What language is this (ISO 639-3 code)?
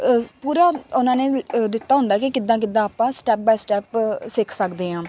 pan